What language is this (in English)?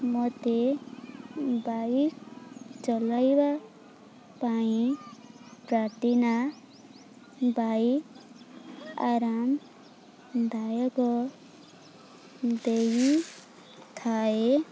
Odia